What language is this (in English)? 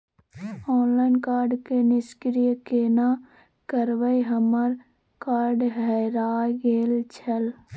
Maithili